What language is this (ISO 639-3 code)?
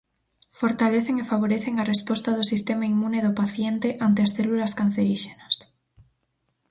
glg